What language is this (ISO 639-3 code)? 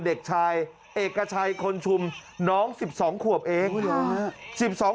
tha